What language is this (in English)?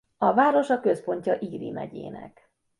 Hungarian